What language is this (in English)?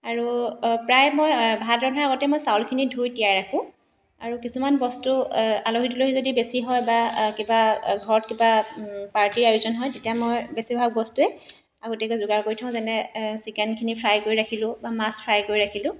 Assamese